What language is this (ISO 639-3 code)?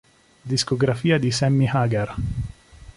ita